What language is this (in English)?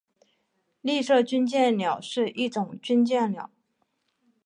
Chinese